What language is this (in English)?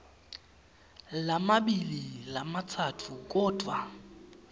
Swati